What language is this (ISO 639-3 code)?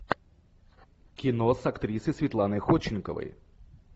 rus